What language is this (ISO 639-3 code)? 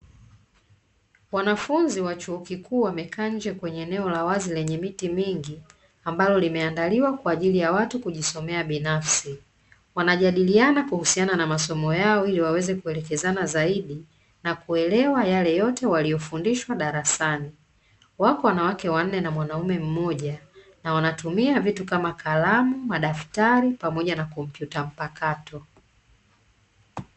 swa